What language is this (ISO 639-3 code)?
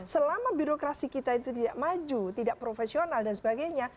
ind